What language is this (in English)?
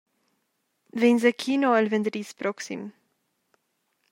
Romansh